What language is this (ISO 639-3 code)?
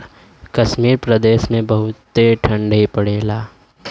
bho